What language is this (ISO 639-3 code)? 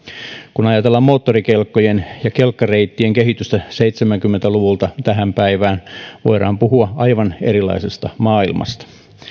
fin